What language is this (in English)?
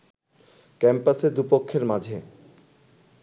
Bangla